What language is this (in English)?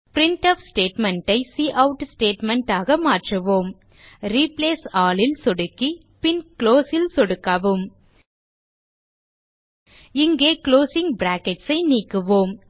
Tamil